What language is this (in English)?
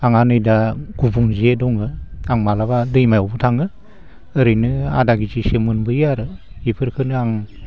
Bodo